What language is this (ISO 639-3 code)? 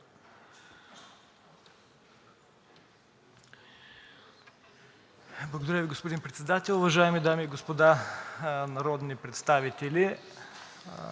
bul